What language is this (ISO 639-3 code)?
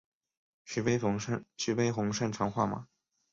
zho